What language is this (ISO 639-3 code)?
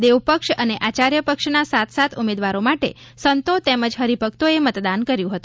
guj